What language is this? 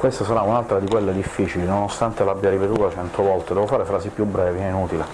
Italian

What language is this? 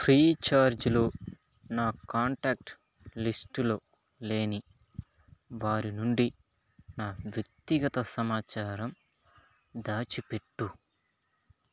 Telugu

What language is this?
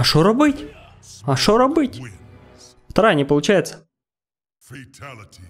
Russian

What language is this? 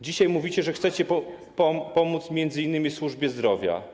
Polish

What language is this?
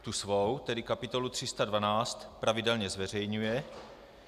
Czech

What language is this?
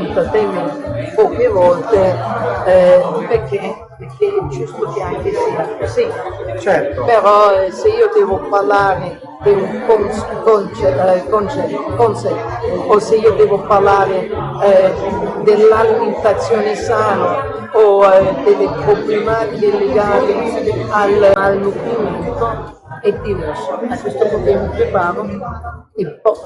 Italian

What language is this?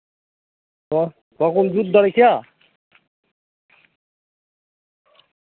Santali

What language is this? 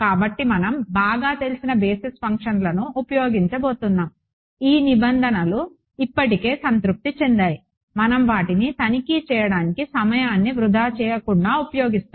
Telugu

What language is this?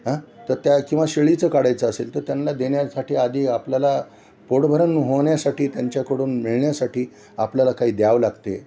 Marathi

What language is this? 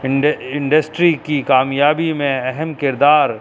Urdu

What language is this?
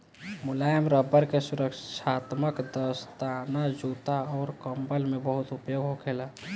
Bhojpuri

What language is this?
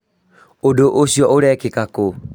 Kikuyu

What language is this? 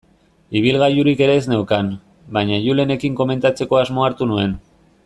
Basque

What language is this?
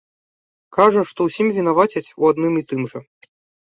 Belarusian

